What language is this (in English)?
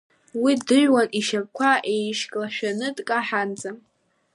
Abkhazian